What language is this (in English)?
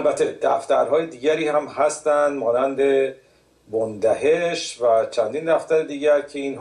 Persian